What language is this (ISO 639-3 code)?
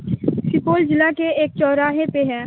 urd